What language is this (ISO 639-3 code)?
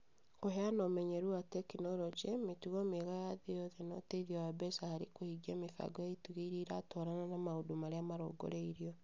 kik